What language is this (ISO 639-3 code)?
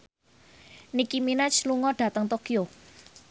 jav